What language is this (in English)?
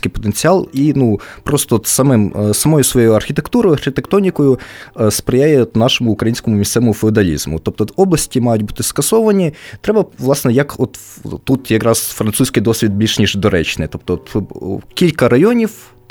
Ukrainian